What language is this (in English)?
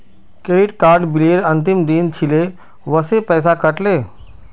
Magahi